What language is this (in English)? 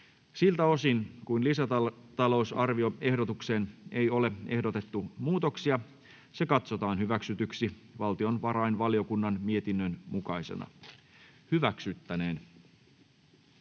Finnish